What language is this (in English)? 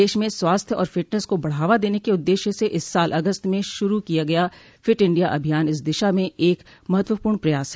Hindi